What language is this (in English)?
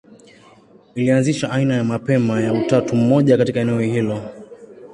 Swahili